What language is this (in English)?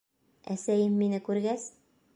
Bashkir